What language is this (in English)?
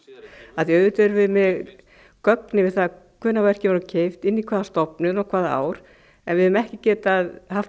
Icelandic